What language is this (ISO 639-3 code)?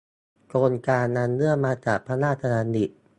tha